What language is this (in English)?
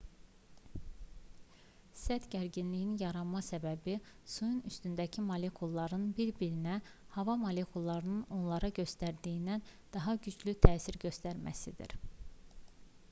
Azerbaijani